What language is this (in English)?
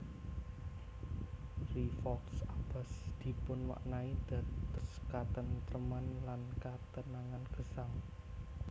Javanese